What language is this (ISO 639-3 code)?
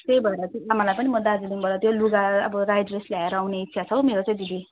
nep